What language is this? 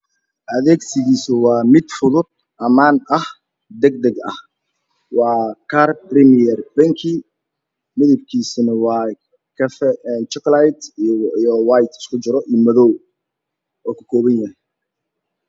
Somali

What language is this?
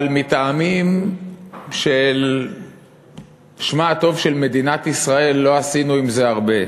Hebrew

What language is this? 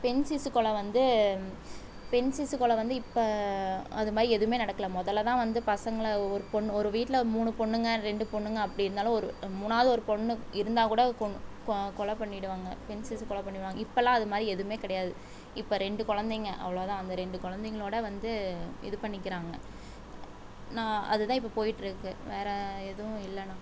Tamil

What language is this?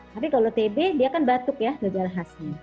Indonesian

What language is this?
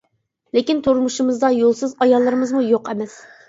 Uyghur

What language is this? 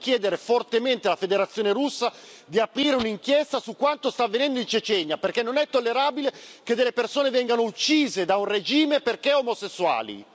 Italian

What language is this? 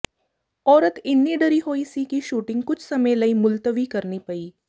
Punjabi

